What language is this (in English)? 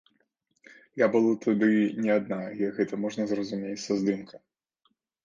Belarusian